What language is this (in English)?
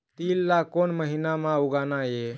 Chhattisgarhi